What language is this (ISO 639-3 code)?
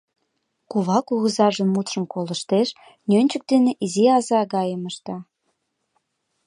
chm